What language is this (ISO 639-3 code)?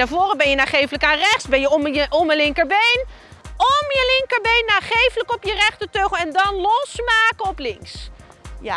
nld